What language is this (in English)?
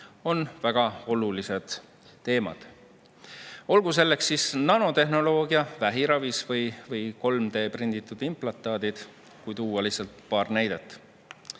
Estonian